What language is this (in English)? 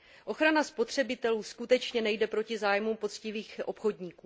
Czech